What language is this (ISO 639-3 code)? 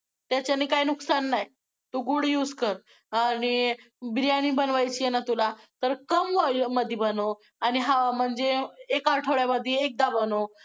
mar